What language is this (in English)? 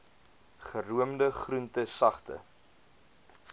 Afrikaans